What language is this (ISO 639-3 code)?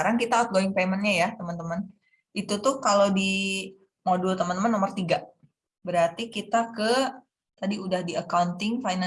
ind